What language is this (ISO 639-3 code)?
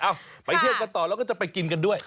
tha